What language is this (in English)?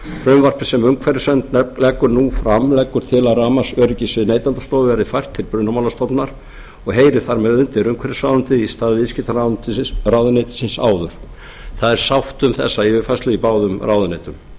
Icelandic